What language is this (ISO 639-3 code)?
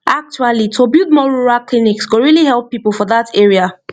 pcm